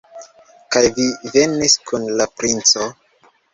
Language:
Esperanto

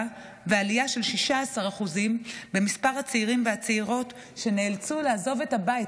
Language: Hebrew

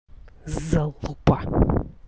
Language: Russian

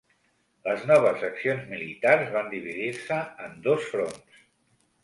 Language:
Catalan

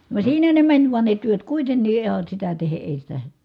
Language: Finnish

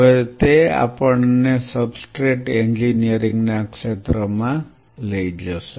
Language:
Gujarati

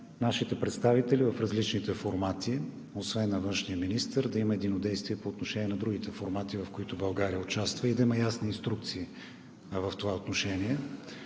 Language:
Bulgarian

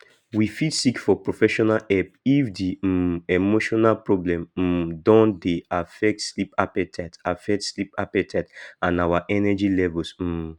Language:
Nigerian Pidgin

